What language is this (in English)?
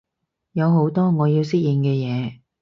Cantonese